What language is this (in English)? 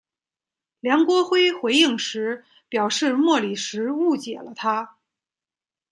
Chinese